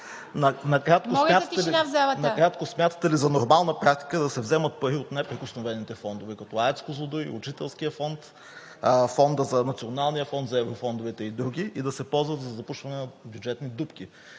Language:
Bulgarian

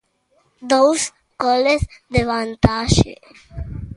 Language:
Galician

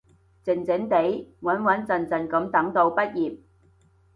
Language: Cantonese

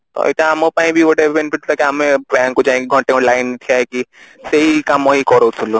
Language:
Odia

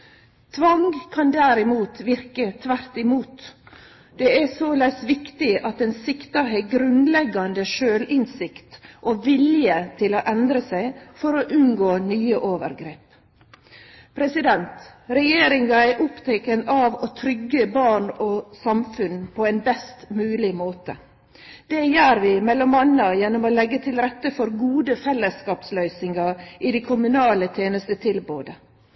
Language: Norwegian Nynorsk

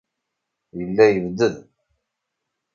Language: Kabyle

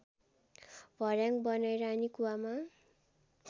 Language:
Nepali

